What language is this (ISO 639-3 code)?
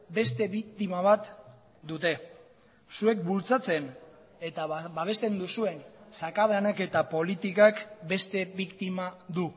eus